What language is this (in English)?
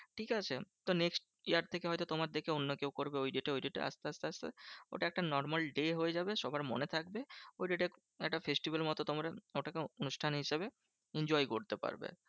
Bangla